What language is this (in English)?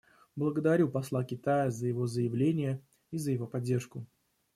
Russian